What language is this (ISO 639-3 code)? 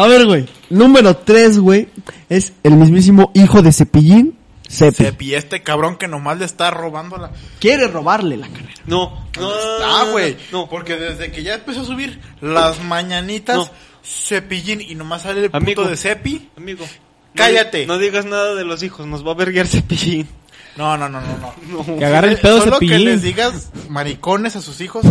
spa